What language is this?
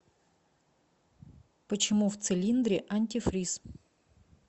Russian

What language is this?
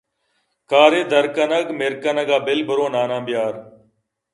Eastern Balochi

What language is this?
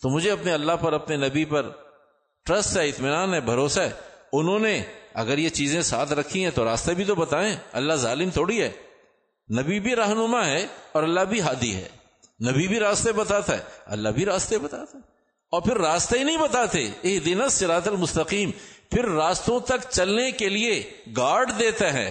Urdu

